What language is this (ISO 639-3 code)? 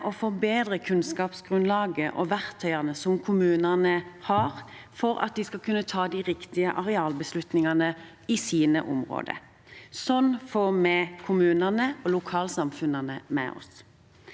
nor